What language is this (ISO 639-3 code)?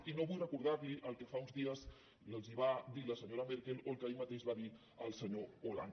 cat